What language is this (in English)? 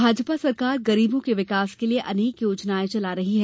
Hindi